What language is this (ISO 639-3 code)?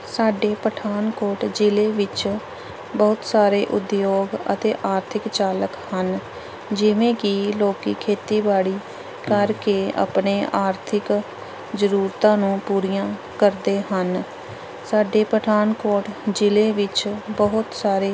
pan